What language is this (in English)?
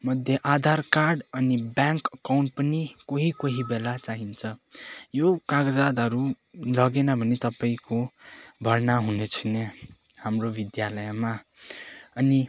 Nepali